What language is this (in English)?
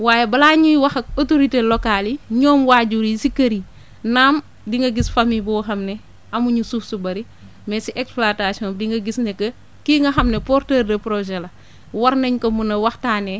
Wolof